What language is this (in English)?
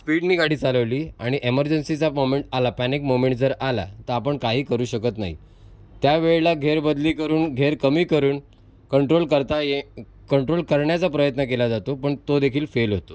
Marathi